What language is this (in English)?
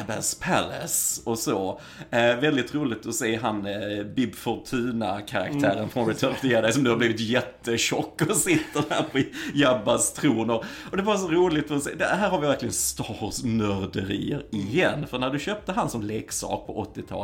Swedish